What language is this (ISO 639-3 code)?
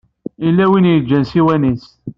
kab